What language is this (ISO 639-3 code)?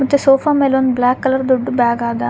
kan